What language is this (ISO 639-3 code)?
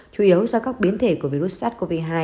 vie